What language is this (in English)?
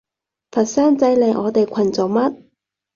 Cantonese